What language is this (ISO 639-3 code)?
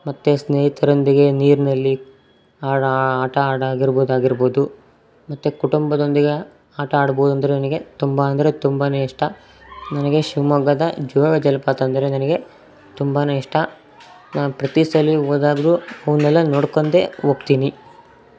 kan